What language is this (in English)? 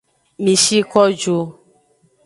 Aja (Benin)